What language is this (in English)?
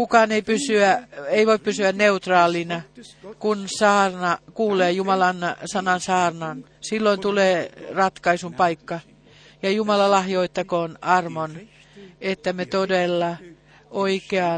Finnish